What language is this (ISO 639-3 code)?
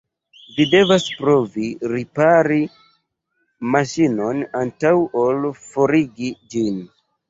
epo